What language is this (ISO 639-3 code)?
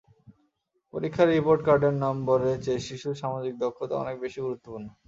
ben